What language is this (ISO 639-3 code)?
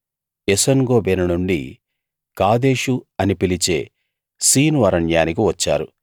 tel